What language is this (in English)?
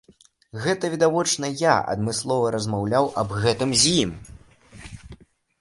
Belarusian